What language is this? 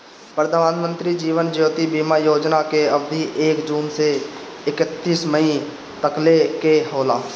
Bhojpuri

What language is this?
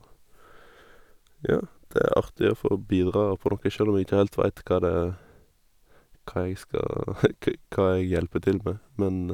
Norwegian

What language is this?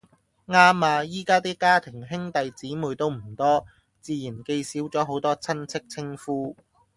Cantonese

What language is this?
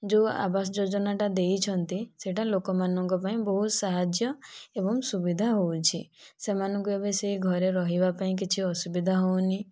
Odia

